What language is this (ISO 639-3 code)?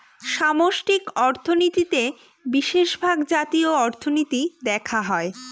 ben